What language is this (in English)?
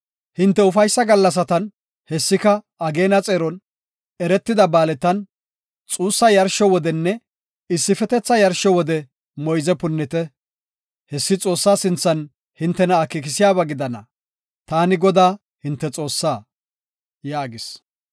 Gofa